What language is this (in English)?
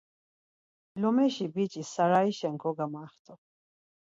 Laz